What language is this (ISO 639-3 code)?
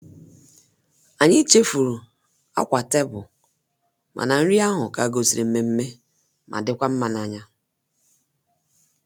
ibo